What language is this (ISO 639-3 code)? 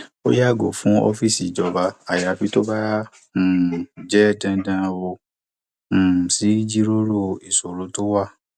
yor